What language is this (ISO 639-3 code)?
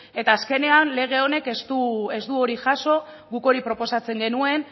eus